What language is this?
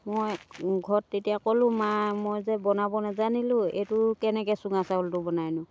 Assamese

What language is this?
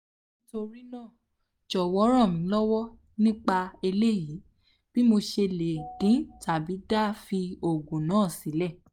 Yoruba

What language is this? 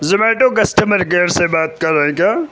Urdu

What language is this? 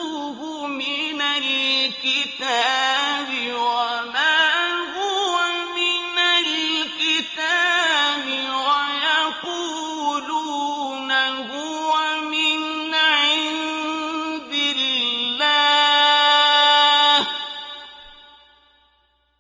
Arabic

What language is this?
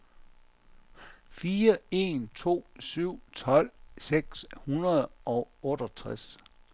Danish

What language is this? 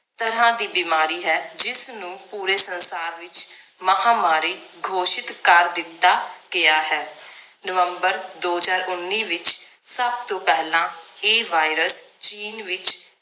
Punjabi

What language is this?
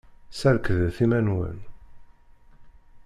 Kabyle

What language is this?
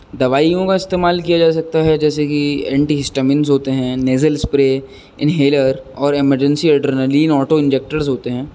Urdu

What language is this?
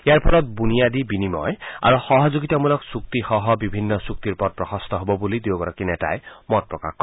Assamese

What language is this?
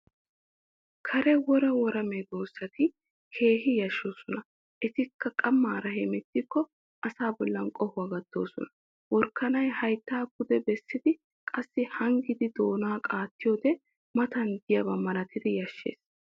Wolaytta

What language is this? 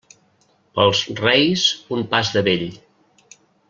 Catalan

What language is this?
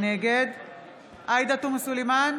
Hebrew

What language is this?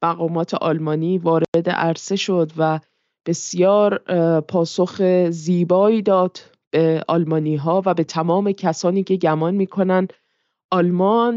Persian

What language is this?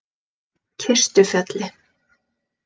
Icelandic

